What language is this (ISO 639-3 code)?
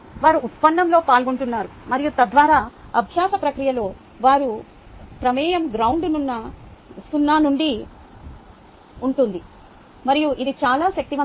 tel